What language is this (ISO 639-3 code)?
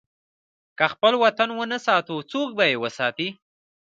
pus